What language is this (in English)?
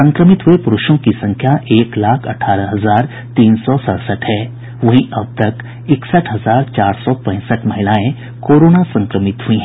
Hindi